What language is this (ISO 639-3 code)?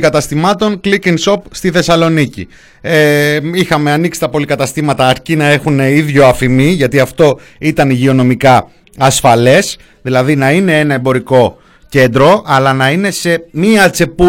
ell